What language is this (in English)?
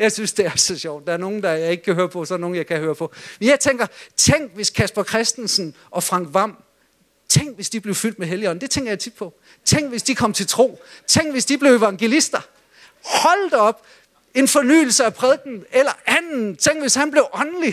Danish